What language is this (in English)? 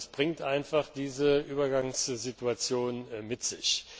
German